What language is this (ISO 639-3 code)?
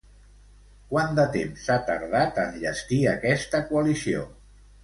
cat